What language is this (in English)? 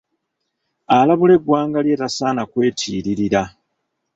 Ganda